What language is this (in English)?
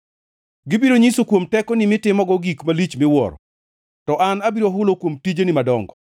Luo (Kenya and Tanzania)